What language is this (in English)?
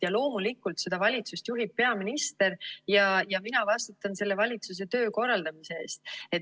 Estonian